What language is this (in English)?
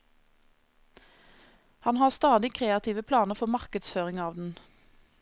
Norwegian